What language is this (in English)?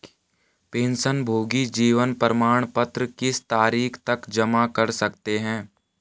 Hindi